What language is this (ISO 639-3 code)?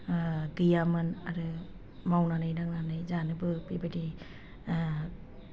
brx